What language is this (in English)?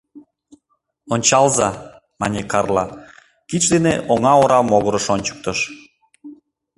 Mari